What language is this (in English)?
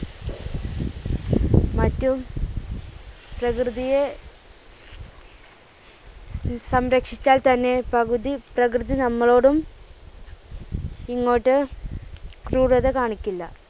Malayalam